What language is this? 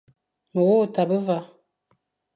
Fang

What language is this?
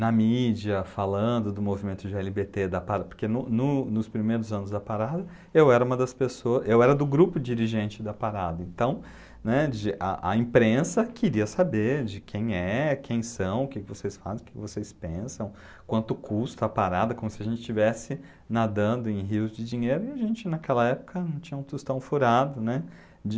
Portuguese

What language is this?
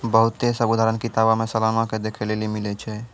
Maithili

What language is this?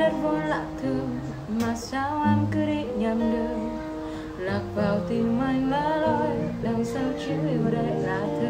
Vietnamese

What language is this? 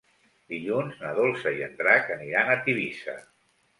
Catalan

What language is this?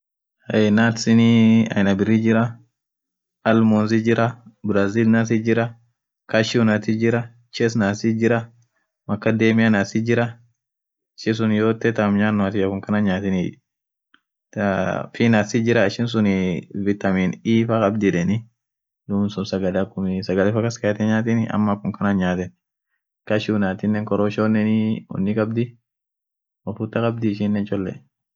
Orma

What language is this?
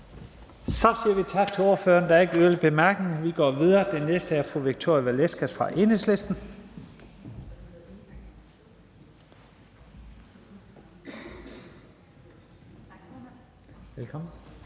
Danish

